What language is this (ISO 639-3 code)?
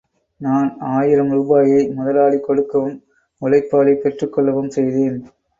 tam